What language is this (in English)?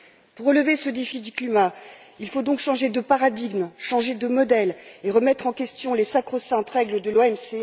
French